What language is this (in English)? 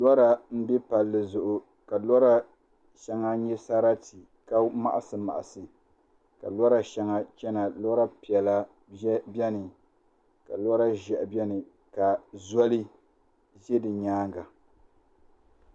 Dagbani